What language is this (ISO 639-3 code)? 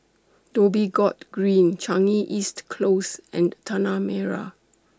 eng